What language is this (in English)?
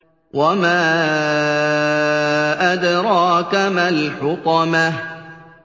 Arabic